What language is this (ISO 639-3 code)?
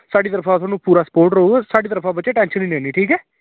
doi